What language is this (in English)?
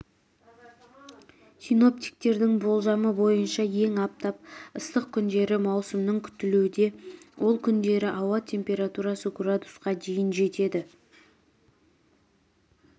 Kazakh